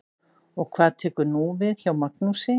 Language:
Icelandic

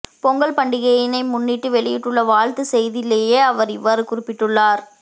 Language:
Tamil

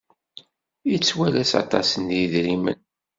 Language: Kabyle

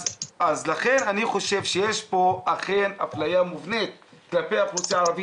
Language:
Hebrew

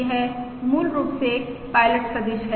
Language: Hindi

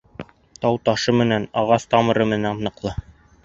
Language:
Bashkir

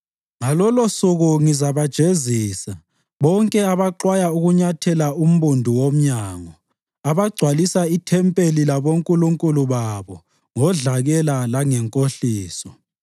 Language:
North Ndebele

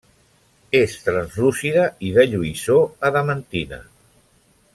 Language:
Catalan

